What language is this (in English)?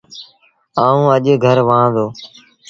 Sindhi Bhil